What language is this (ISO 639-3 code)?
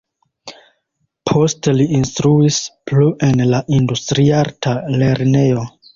epo